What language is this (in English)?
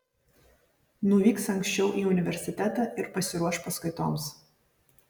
Lithuanian